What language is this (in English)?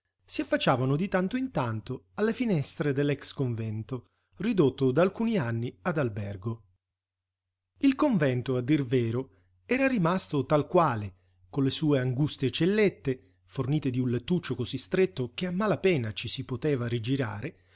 Italian